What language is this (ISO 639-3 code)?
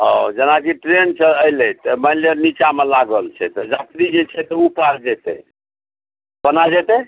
mai